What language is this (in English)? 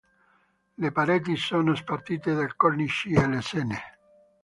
Italian